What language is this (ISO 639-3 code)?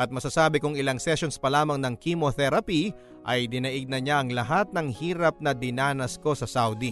fil